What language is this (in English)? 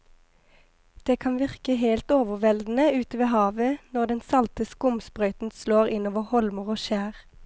Norwegian